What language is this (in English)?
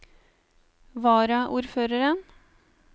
Norwegian